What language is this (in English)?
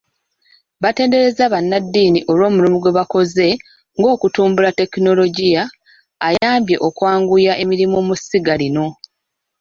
Ganda